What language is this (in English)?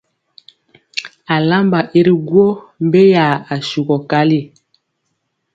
Mpiemo